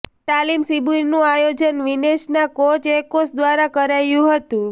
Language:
Gujarati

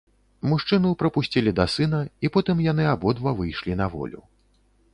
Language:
Belarusian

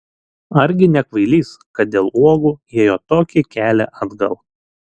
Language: Lithuanian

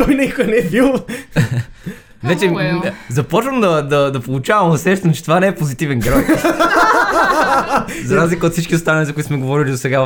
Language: Bulgarian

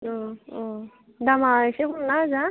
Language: Bodo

